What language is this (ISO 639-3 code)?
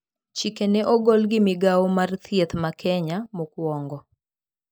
luo